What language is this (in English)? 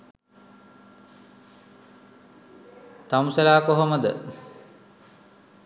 Sinhala